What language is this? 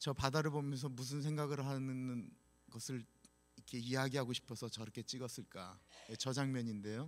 Korean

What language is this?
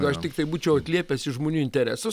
Lithuanian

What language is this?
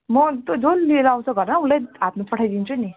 Nepali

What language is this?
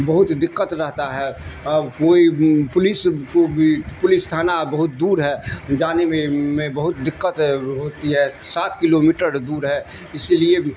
Urdu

